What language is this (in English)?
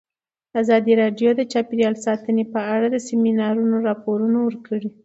Pashto